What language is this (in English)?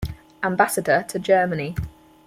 English